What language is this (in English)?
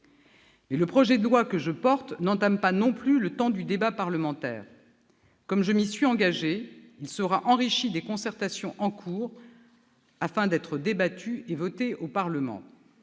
French